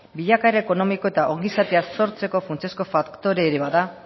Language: Basque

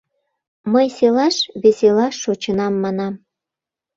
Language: Mari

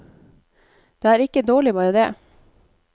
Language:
Norwegian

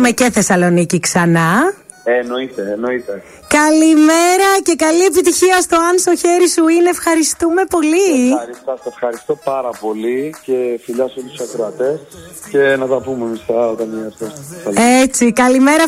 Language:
Greek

